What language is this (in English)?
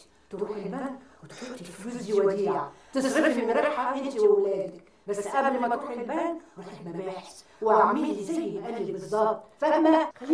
Arabic